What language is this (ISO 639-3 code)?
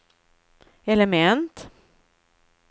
swe